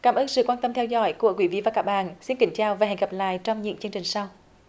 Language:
Vietnamese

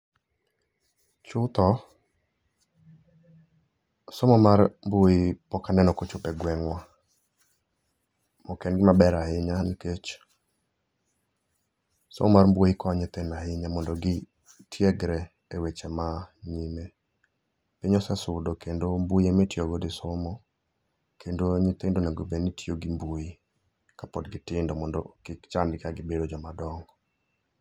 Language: Luo (Kenya and Tanzania)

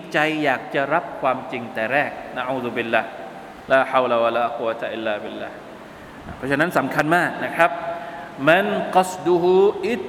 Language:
Thai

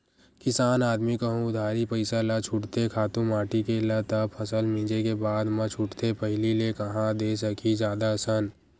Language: Chhattisgarhi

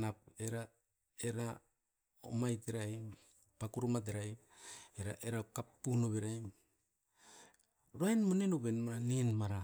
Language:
Askopan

